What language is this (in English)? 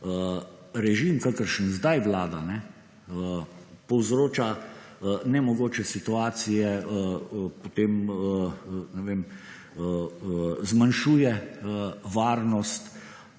Slovenian